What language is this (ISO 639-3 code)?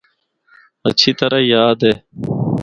hno